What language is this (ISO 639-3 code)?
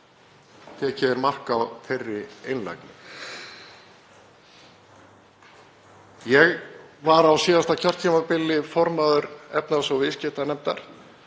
isl